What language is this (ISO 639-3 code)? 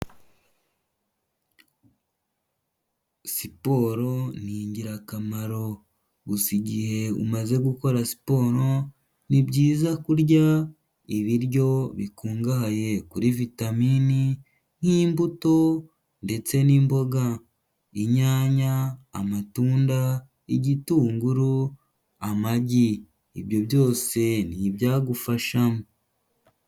kin